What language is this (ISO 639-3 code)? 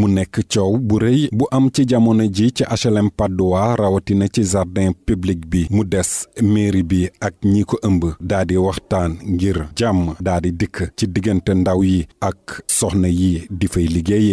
fra